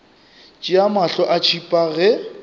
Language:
Northern Sotho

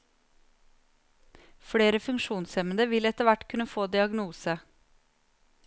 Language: Norwegian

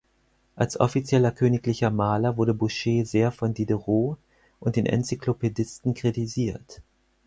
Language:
German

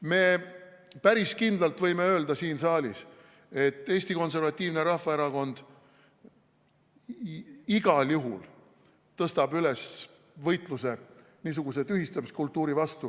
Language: Estonian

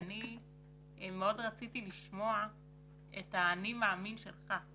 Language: Hebrew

